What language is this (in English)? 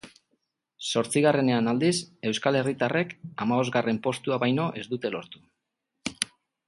Basque